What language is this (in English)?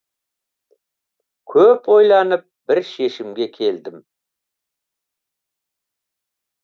Kazakh